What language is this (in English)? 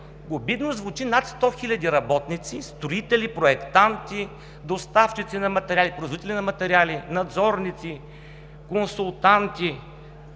Bulgarian